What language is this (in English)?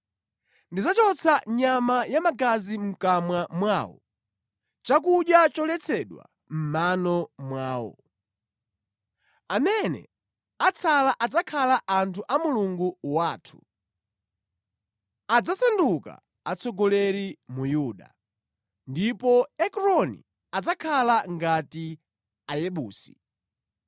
Nyanja